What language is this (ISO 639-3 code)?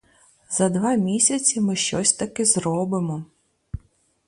ukr